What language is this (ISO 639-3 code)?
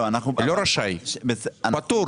heb